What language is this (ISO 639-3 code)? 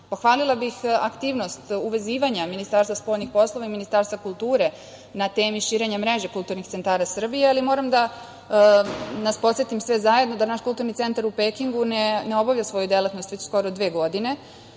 srp